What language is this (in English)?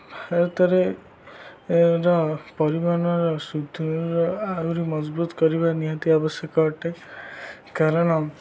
Odia